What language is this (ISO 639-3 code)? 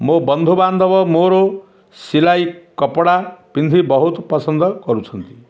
ori